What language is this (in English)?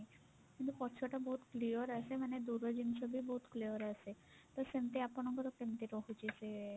Odia